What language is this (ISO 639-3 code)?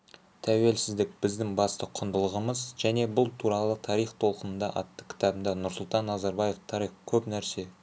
kaz